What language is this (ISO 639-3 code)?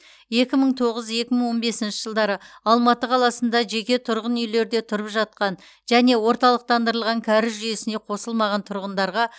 kaz